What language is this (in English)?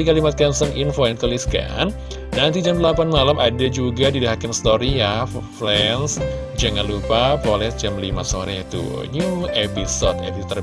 Indonesian